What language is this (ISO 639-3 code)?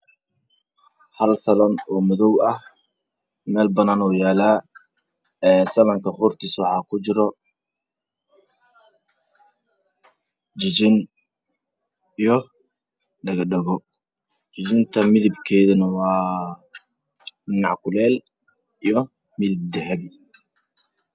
som